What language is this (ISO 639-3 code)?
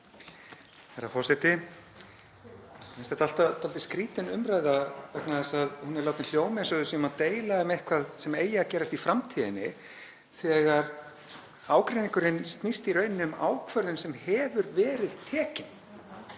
isl